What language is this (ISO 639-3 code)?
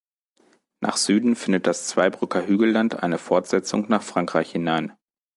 deu